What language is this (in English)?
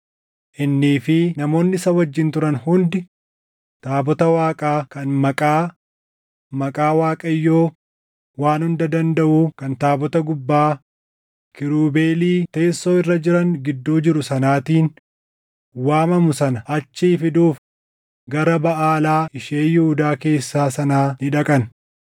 Oromo